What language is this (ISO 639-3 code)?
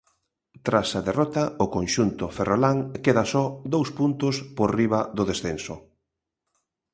glg